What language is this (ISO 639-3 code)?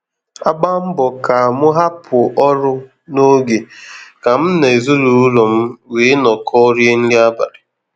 ibo